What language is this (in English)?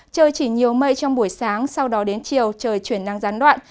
Vietnamese